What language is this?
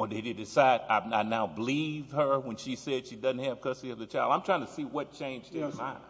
English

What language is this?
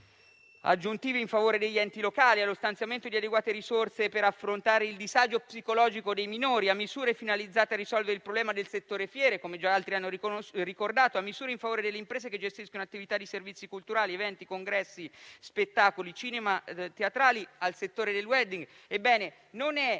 Italian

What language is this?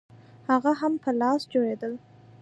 Pashto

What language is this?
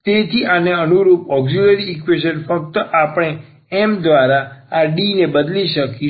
Gujarati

